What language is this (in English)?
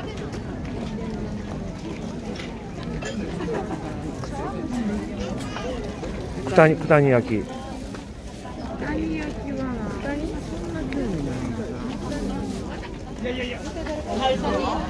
Japanese